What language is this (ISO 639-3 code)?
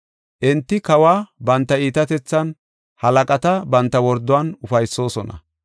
gof